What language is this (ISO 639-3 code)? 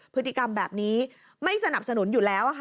tha